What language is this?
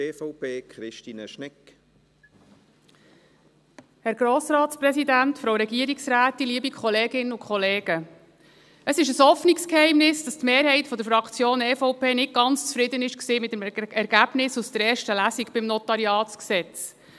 Swiss German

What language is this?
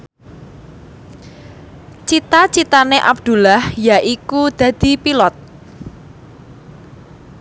Javanese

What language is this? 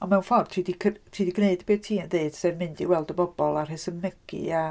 Welsh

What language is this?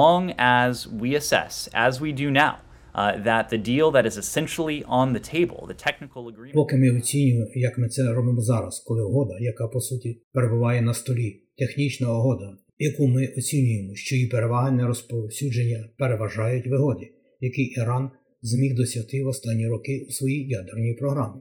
Ukrainian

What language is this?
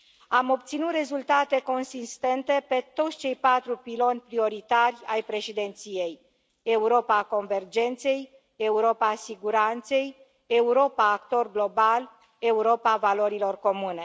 Romanian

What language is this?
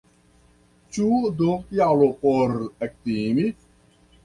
Esperanto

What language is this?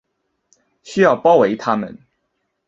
Chinese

